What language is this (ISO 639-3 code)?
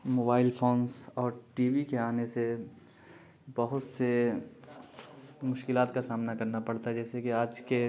urd